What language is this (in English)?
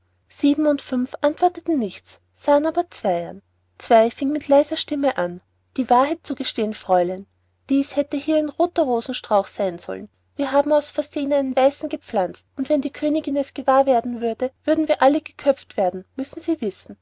German